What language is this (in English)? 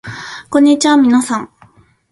Japanese